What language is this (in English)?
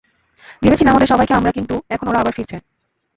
Bangla